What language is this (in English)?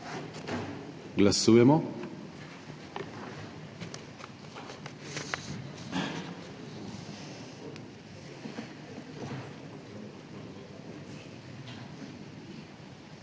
Slovenian